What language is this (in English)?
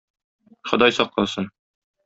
Tatar